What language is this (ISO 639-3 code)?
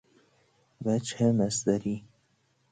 fas